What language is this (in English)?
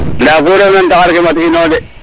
Serer